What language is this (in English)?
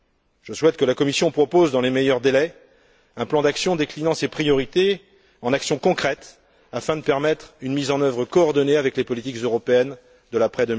French